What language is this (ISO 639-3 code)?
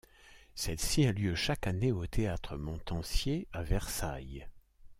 fra